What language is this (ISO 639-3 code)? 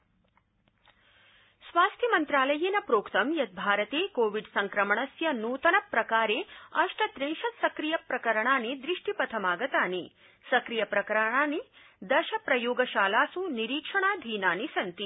san